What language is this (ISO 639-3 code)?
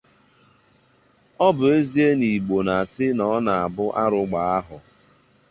ibo